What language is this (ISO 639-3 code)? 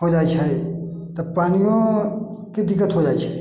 mai